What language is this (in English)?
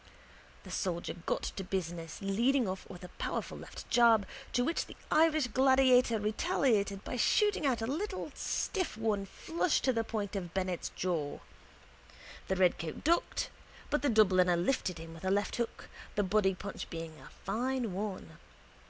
English